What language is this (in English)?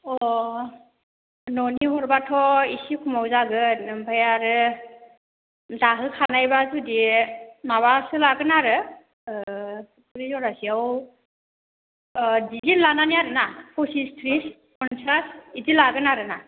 Bodo